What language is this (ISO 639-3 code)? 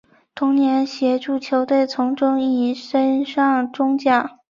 zho